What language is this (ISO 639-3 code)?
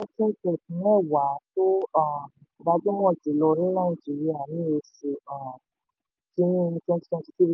yor